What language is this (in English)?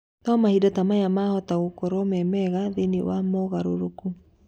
Kikuyu